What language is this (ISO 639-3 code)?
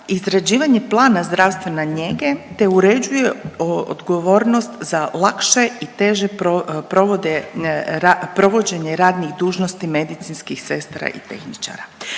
hrv